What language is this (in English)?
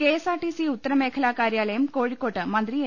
Malayalam